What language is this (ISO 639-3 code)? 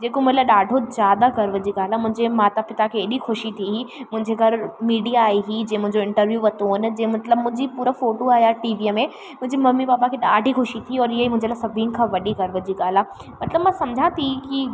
snd